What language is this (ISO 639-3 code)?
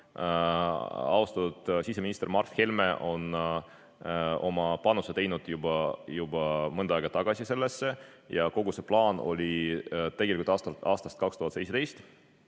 est